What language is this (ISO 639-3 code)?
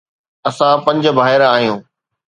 snd